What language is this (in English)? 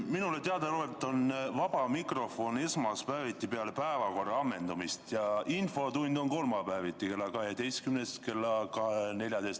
Estonian